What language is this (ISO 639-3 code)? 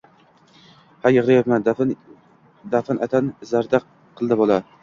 uzb